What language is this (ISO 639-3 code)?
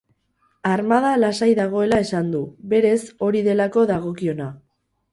eus